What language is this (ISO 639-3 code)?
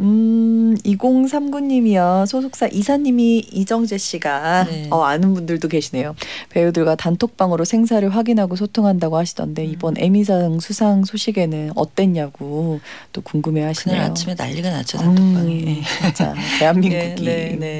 kor